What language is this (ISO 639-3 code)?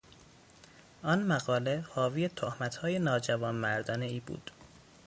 fas